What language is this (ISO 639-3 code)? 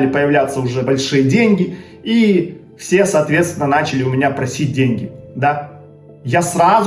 rus